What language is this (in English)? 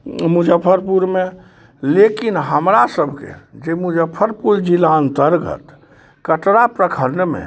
Maithili